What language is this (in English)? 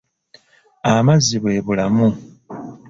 Ganda